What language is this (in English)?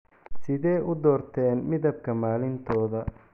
Somali